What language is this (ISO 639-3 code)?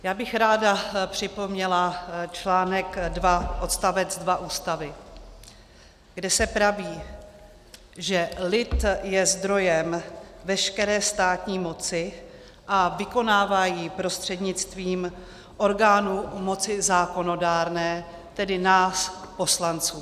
ces